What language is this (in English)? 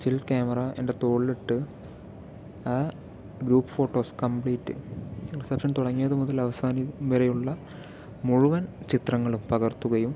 Malayalam